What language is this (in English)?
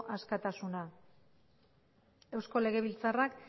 Basque